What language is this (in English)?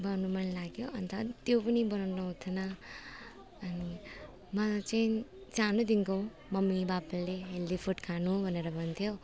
Nepali